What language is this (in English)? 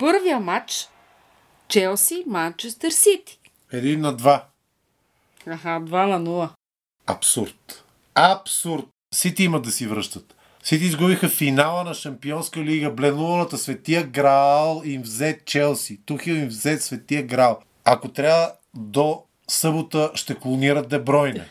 Bulgarian